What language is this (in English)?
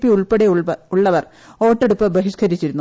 Malayalam